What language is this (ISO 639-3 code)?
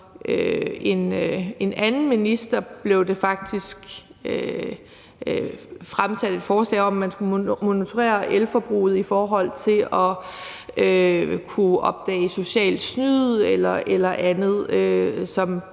dan